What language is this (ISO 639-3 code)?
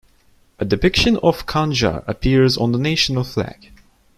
eng